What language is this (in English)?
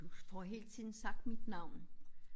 Danish